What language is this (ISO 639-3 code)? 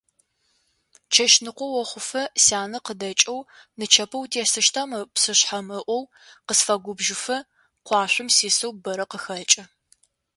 ady